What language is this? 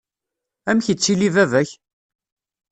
Kabyle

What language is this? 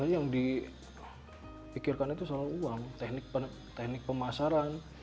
Indonesian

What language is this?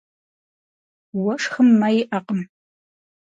Kabardian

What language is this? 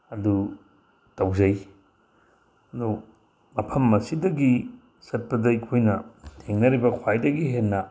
Manipuri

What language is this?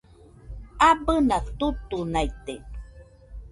Nüpode Huitoto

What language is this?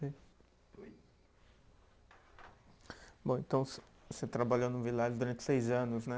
Portuguese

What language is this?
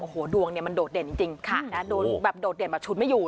Thai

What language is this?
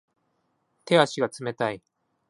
Japanese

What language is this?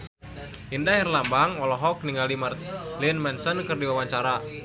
Sundanese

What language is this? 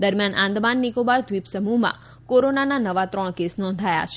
Gujarati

